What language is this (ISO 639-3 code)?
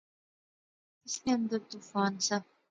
phr